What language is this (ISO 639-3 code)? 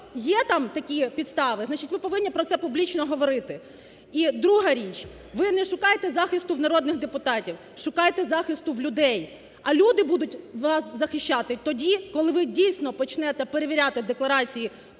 ukr